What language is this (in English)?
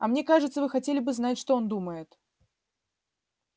Russian